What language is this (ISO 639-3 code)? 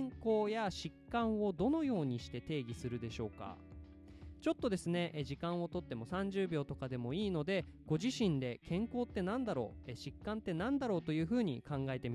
jpn